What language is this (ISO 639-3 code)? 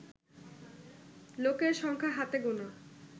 ben